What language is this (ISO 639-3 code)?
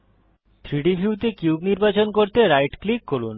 ben